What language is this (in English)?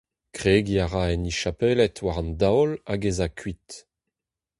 Breton